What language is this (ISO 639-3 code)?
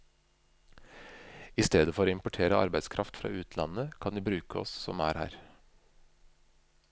nor